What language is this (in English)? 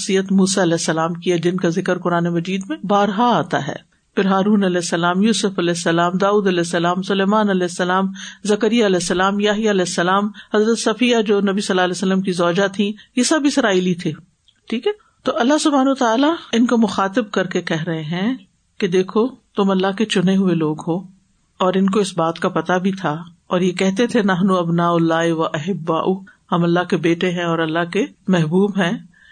Urdu